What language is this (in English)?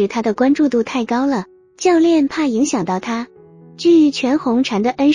Chinese